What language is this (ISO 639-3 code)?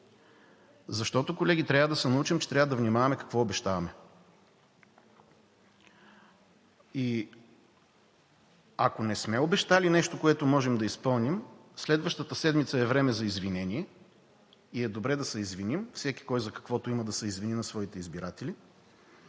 bul